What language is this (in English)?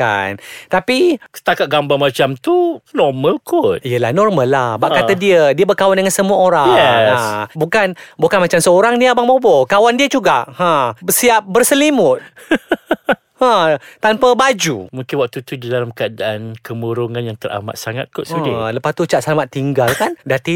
Malay